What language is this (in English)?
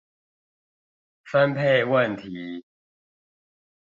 Chinese